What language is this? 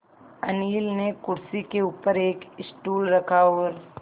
Hindi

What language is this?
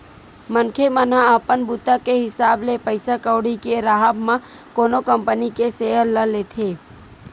Chhattisgarhi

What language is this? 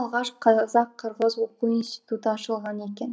Kazakh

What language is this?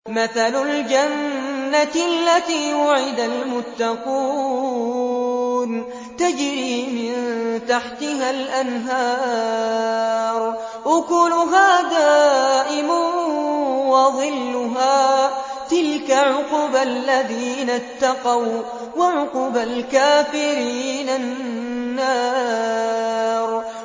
Arabic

